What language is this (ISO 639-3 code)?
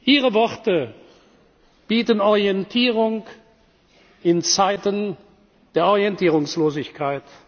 deu